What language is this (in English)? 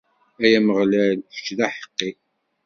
Kabyle